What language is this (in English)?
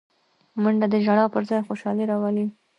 Pashto